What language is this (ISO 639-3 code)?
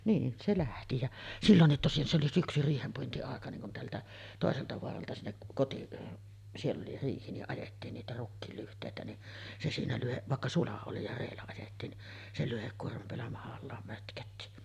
fin